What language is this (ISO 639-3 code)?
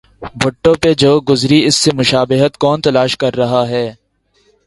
urd